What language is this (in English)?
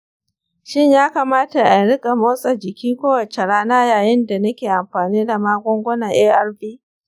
Hausa